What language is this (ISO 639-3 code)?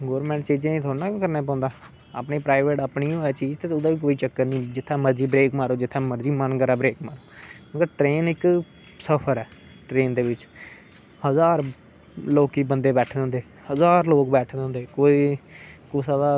doi